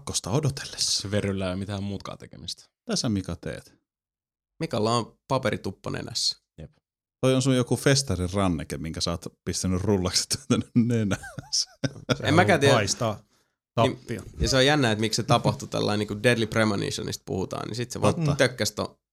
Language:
Finnish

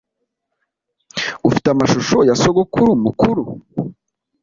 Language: Kinyarwanda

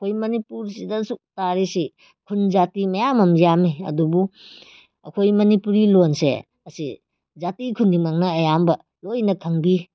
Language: Manipuri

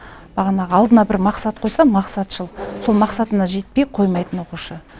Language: Kazakh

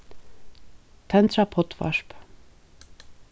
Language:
Faroese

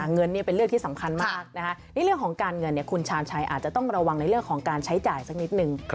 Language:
Thai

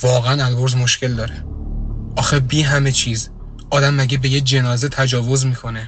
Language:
Persian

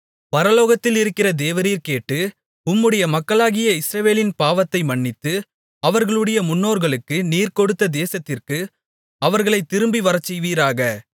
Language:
Tamil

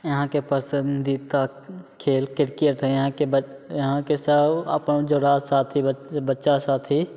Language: Maithili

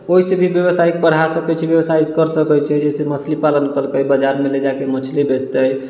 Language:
Maithili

